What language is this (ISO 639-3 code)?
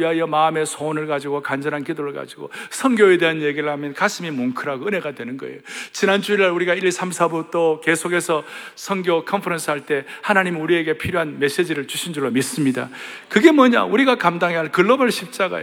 kor